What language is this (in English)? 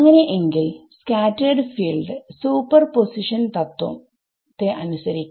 Malayalam